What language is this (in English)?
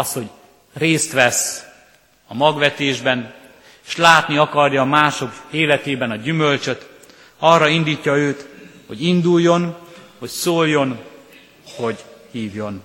Hungarian